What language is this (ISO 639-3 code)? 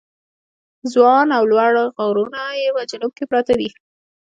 pus